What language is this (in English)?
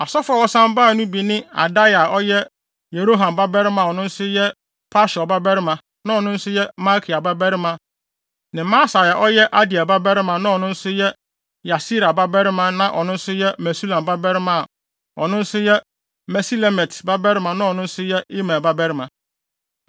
Akan